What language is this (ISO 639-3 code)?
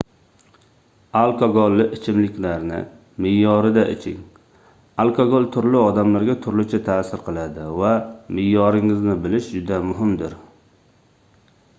uzb